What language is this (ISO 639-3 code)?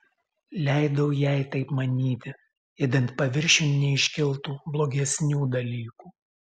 lit